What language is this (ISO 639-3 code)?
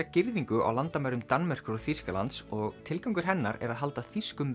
isl